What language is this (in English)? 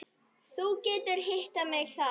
Icelandic